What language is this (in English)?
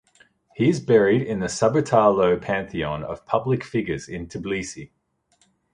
English